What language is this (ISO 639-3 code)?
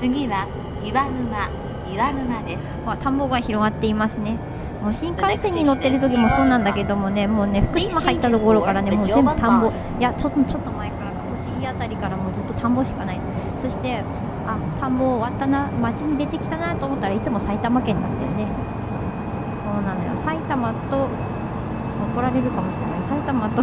jpn